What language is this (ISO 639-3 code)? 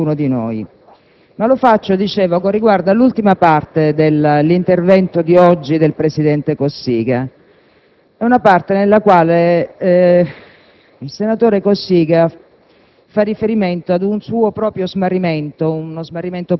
ita